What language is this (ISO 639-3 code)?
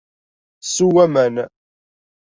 kab